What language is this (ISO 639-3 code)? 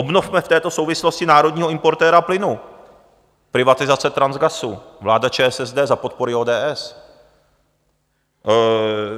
ces